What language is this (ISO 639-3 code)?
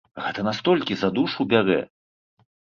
bel